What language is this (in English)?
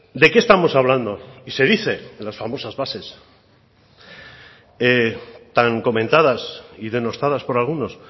Spanish